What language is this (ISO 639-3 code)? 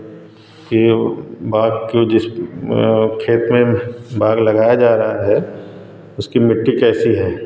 hin